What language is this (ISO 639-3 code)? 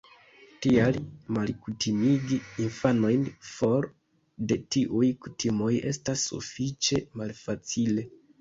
epo